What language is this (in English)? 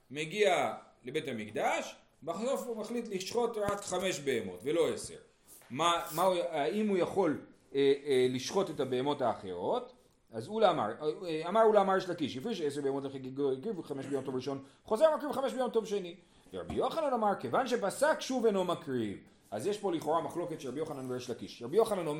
Hebrew